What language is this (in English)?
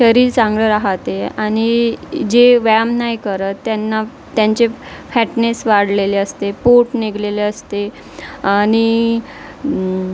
Marathi